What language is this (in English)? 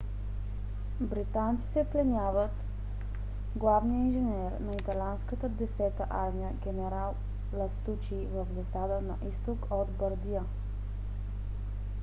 Bulgarian